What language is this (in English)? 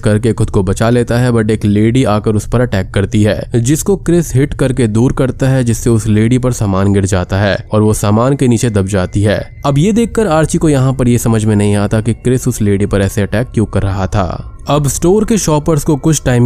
Hindi